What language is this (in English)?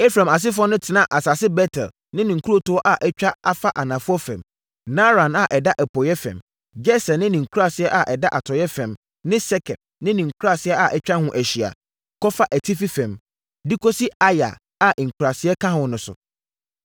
Akan